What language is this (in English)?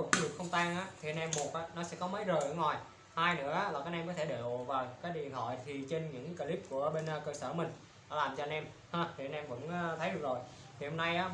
Vietnamese